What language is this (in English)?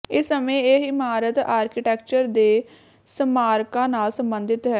Punjabi